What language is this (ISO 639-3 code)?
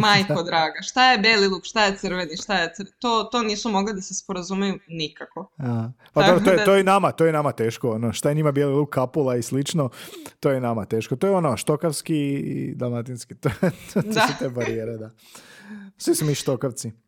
hrv